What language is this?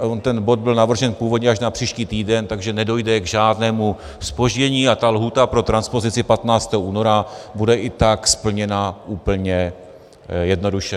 Czech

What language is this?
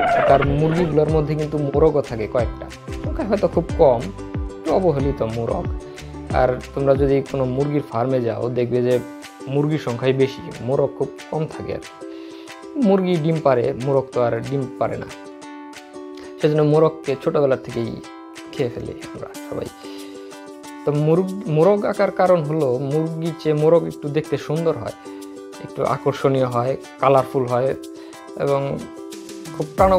Romanian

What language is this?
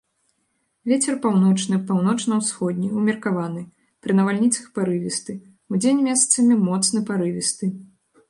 Belarusian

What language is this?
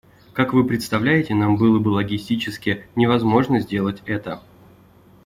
Russian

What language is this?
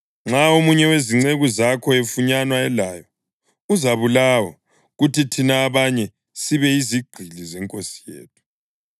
North Ndebele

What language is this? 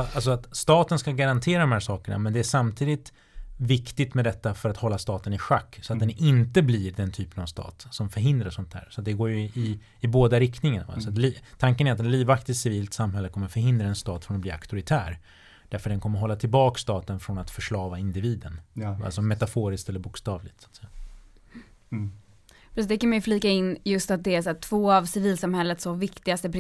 Swedish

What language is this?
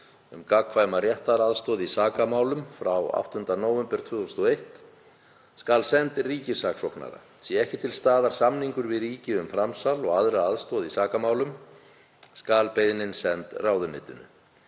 Icelandic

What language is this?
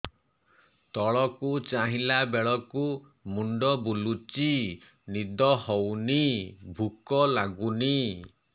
Odia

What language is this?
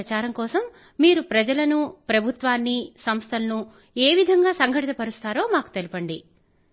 Telugu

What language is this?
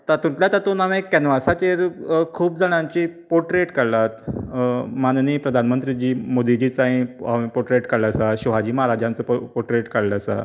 Konkani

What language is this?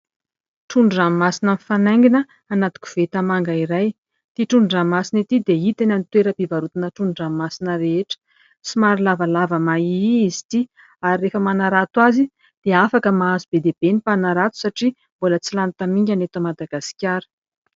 Malagasy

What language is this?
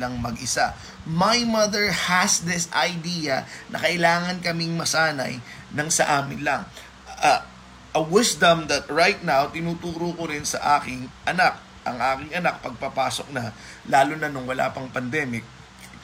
Filipino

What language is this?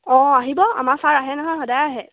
Assamese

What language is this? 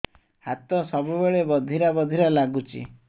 Odia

